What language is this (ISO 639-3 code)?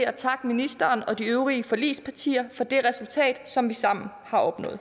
dan